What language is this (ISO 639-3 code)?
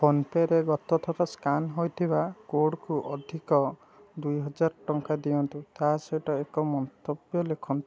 ori